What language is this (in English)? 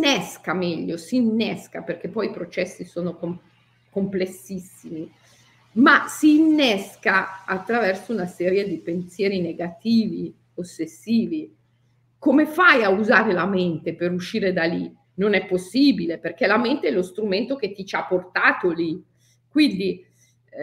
Italian